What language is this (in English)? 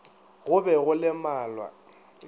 Northern Sotho